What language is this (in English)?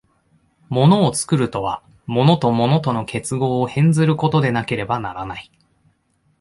Japanese